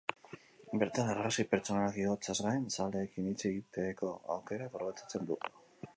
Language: Basque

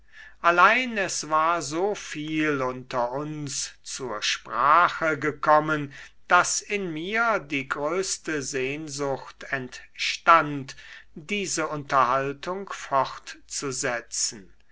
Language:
German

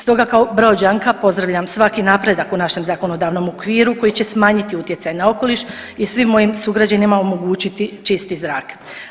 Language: Croatian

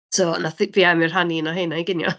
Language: Welsh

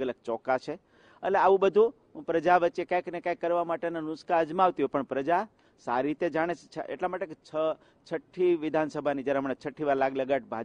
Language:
Hindi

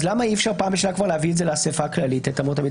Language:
Hebrew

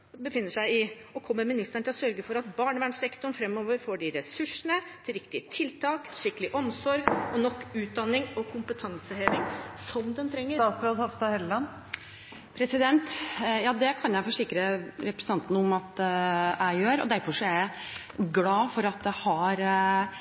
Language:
Norwegian Bokmål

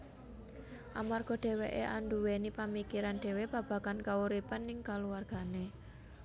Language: Javanese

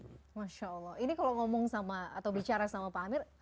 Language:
Indonesian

